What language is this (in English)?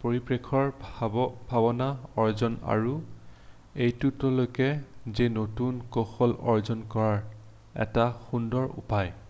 Assamese